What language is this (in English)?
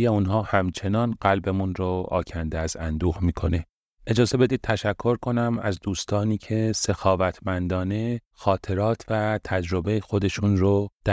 Persian